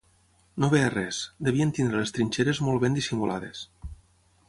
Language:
Catalan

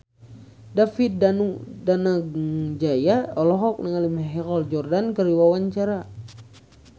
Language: Sundanese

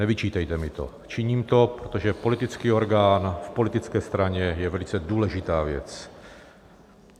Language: Czech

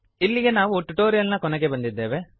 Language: Kannada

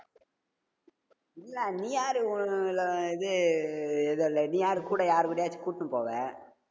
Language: Tamil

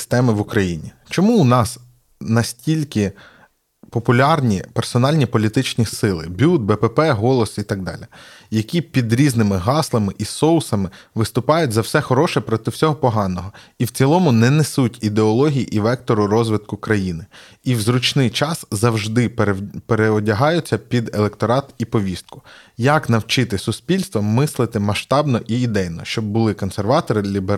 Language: Ukrainian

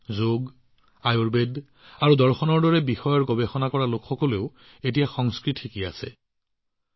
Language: Assamese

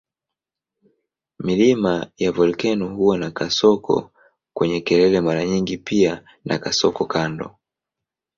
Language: Swahili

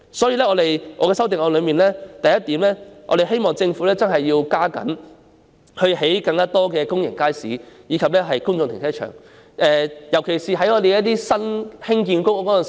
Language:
Cantonese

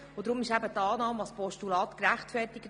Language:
Swiss German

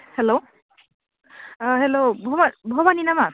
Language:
Bodo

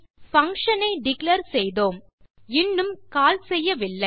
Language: Tamil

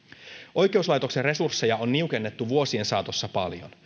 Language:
Finnish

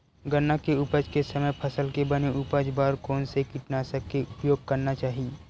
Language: Chhattisgarhi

